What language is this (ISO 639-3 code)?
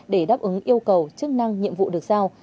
vie